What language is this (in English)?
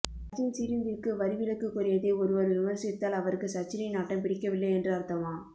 Tamil